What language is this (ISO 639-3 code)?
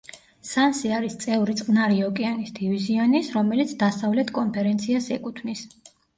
kat